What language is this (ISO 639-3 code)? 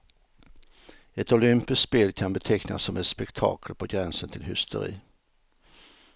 swe